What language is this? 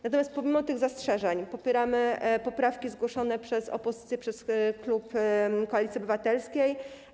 Polish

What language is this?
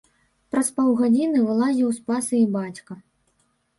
Belarusian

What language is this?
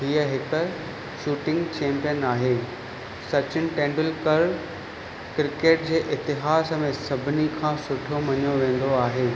Sindhi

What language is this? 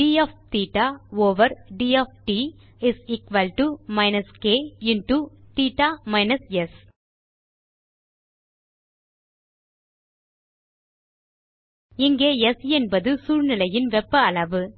Tamil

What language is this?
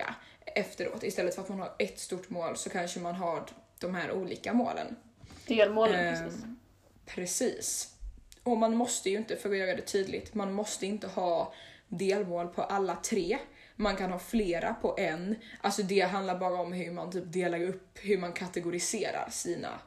Swedish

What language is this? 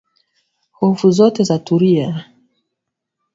Swahili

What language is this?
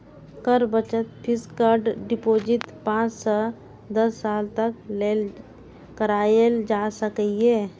Maithili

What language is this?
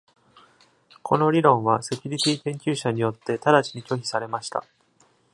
Japanese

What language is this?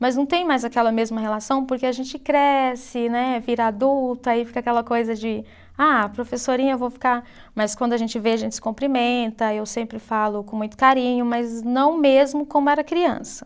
Portuguese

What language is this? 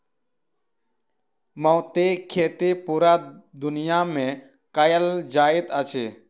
Maithili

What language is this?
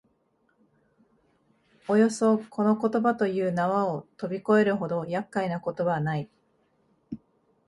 Japanese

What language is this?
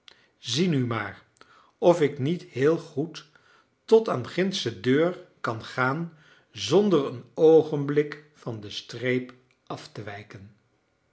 Dutch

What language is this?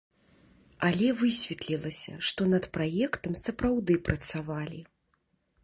Belarusian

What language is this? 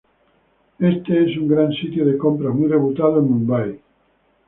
Spanish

